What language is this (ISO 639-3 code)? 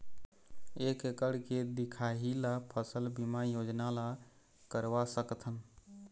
hne